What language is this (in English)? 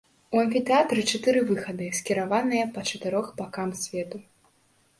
Belarusian